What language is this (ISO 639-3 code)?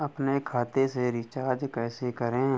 hin